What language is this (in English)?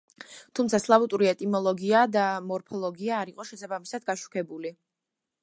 Georgian